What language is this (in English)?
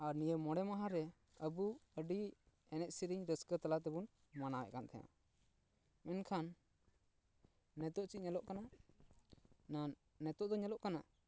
Santali